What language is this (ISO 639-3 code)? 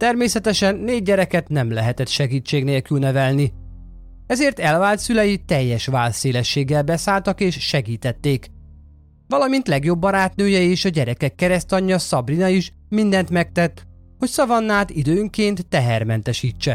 hun